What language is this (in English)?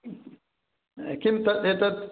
Sanskrit